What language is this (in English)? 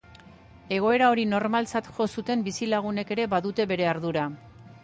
Basque